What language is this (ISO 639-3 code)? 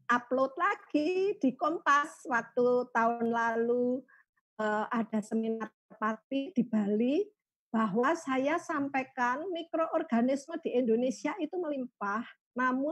ind